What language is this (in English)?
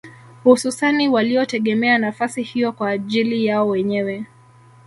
Swahili